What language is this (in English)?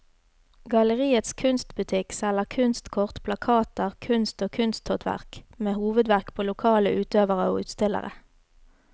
Norwegian